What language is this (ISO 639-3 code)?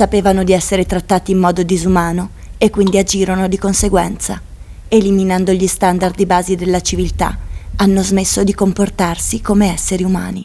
ita